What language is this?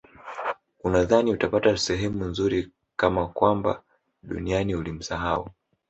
Swahili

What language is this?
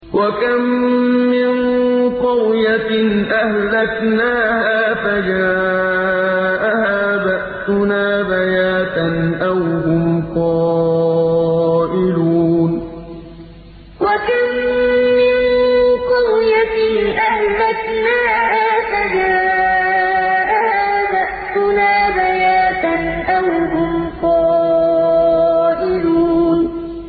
Arabic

